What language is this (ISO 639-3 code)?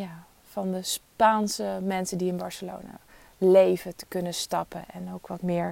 nld